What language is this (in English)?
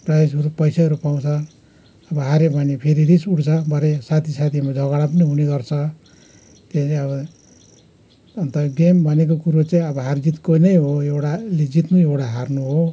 Nepali